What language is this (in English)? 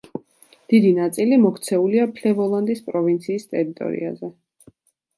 Georgian